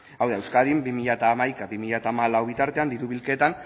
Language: Basque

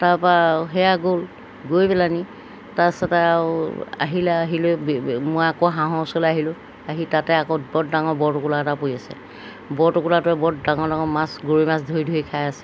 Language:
Assamese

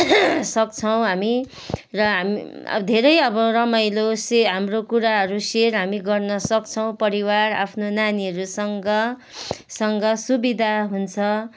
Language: Nepali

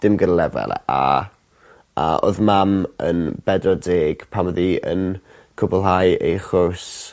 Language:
Welsh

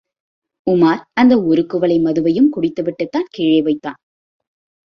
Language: Tamil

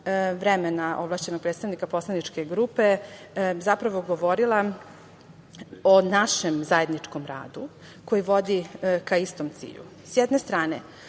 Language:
Serbian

